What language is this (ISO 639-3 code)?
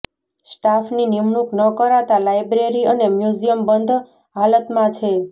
guj